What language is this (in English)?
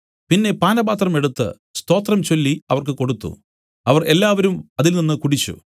Malayalam